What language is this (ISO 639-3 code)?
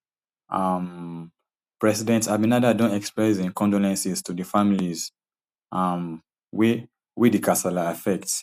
pcm